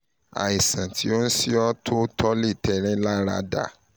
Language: Yoruba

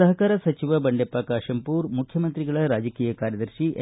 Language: Kannada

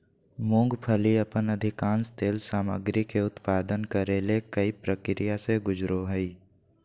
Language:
Magahi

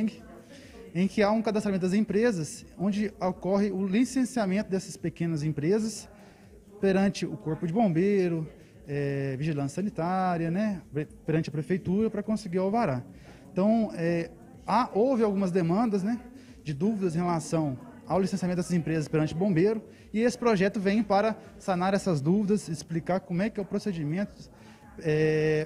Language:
Portuguese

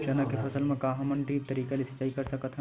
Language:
Chhattisgarhi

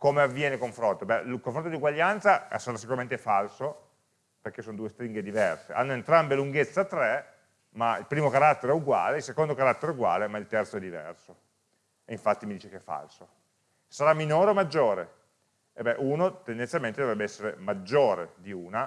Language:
Italian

